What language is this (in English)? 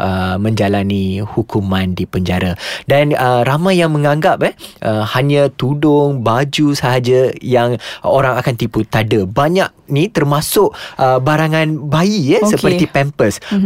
Malay